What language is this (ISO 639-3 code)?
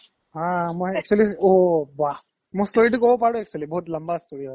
asm